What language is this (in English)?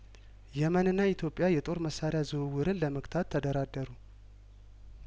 Amharic